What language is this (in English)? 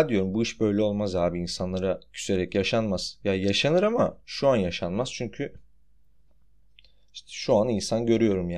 Turkish